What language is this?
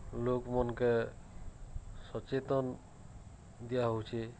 Odia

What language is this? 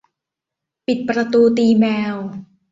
Thai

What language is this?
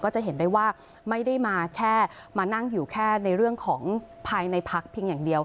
Thai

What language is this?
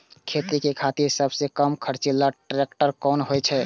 Maithili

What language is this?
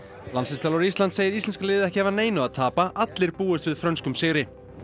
Icelandic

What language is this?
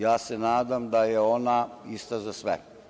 Serbian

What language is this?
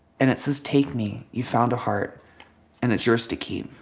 English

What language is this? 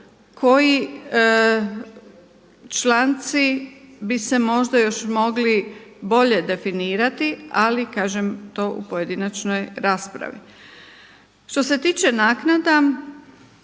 Croatian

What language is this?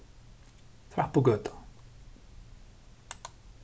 Faroese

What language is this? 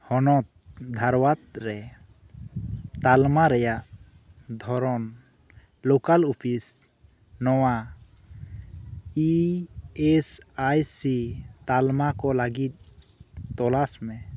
Santali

